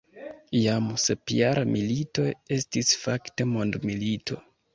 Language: Esperanto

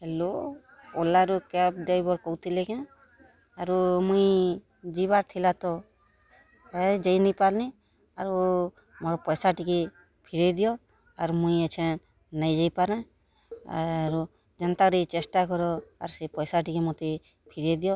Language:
Odia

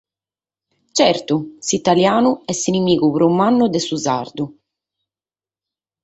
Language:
Sardinian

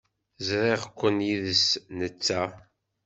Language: Kabyle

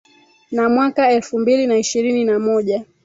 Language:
Swahili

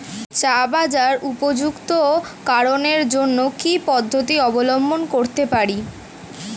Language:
Bangla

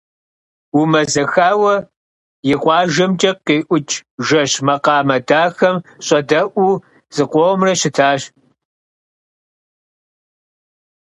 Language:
Kabardian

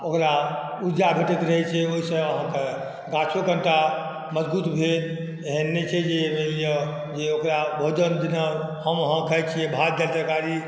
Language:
Maithili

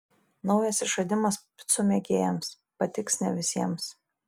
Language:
Lithuanian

